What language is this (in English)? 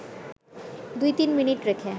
Bangla